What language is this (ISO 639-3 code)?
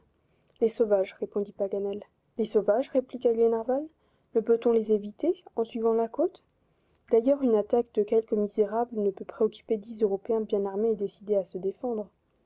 fra